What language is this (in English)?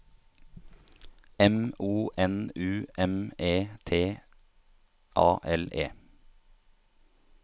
Norwegian